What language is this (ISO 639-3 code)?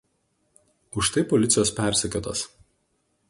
lit